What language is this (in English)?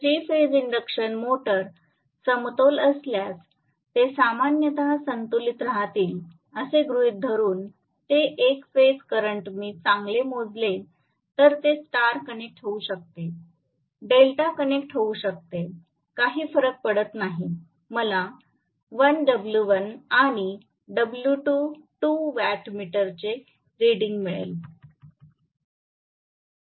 Marathi